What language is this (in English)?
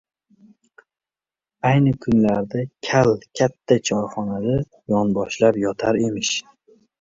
Uzbek